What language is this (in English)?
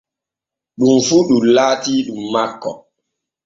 Borgu Fulfulde